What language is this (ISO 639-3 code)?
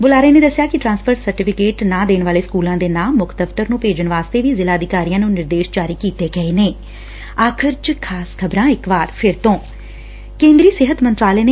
pan